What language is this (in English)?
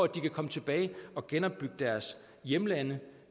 Danish